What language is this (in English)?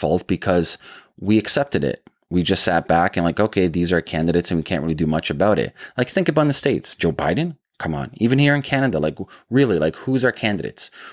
English